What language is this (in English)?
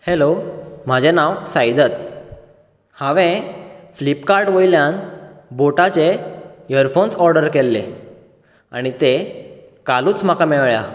Konkani